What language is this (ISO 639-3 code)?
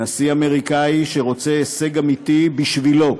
heb